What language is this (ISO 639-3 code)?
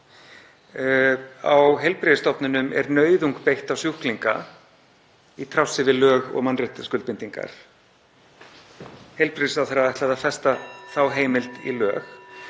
isl